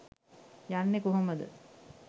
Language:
Sinhala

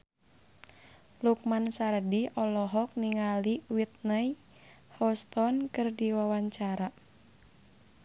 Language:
Sundanese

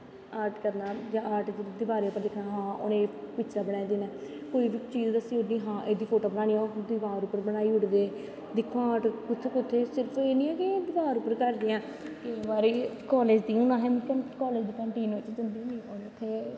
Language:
Dogri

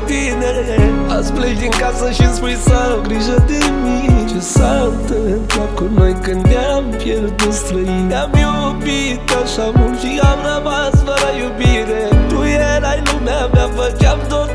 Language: Romanian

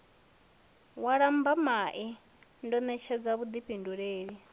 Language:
Venda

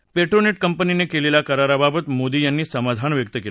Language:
Marathi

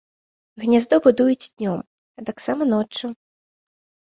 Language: Belarusian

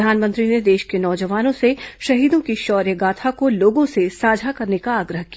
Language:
Hindi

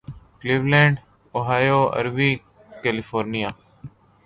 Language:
Urdu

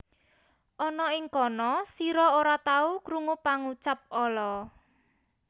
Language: Javanese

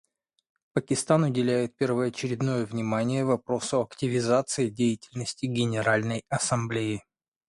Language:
Russian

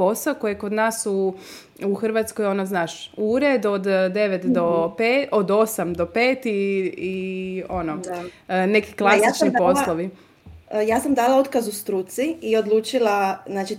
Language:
Croatian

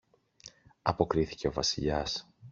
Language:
Greek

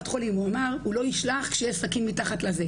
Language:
Hebrew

